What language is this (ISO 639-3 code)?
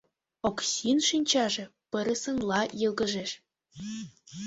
chm